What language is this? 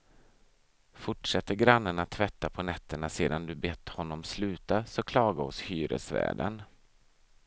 Swedish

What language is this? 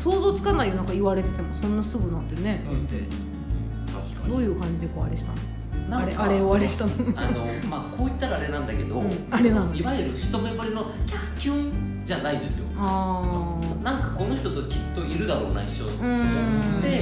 Japanese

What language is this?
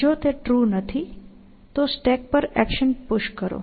Gujarati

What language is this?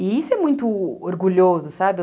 Portuguese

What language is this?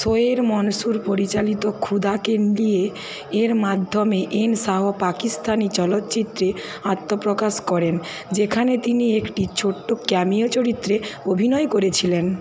Bangla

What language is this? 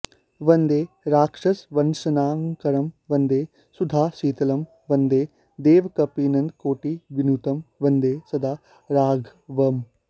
Sanskrit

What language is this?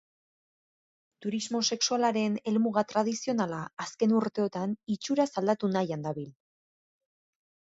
Basque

